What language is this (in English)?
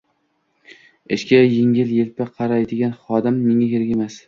Uzbek